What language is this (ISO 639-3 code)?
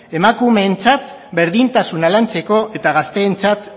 eus